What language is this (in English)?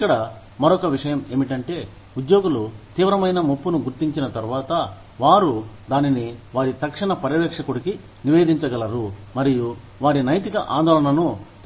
Telugu